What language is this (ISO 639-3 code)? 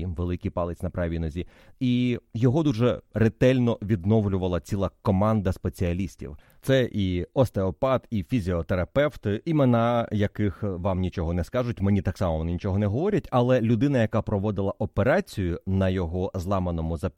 ukr